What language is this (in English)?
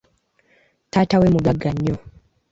Ganda